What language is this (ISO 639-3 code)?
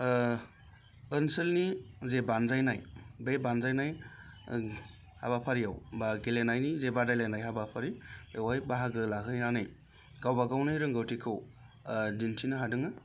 brx